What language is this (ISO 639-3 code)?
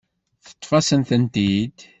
kab